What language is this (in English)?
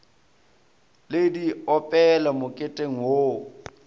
Northern Sotho